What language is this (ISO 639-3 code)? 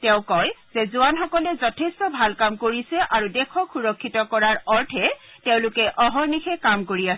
asm